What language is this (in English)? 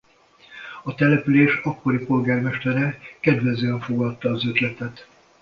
Hungarian